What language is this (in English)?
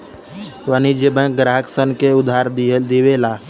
Bhojpuri